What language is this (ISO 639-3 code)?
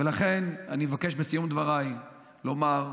heb